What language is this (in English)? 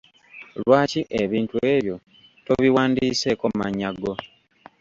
Ganda